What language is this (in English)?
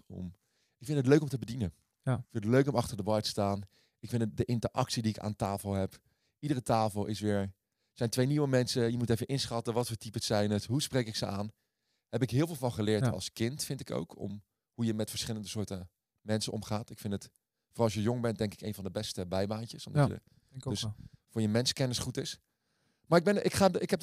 Dutch